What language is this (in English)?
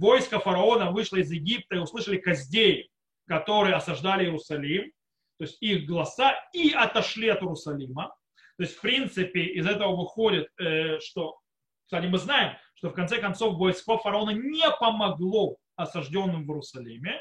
Russian